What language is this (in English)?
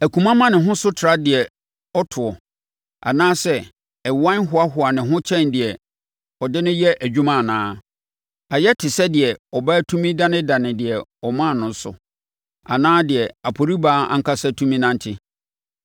Akan